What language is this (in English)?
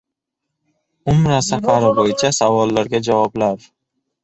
Uzbek